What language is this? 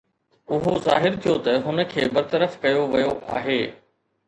Sindhi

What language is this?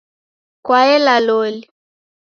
Taita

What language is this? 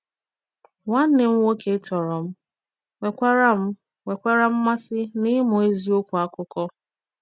Igbo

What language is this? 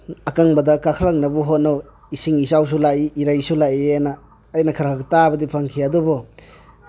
Manipuri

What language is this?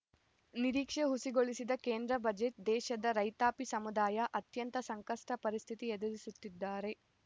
Kannada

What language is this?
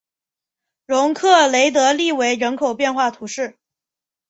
Chinese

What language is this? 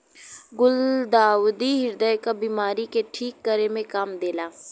Bhojpuri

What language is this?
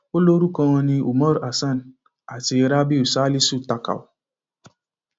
Yoruba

